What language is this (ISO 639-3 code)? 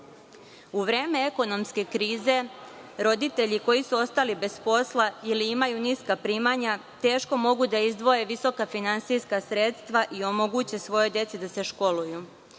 srp